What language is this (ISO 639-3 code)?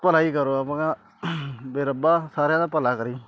pan